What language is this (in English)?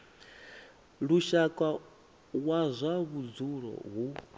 Venda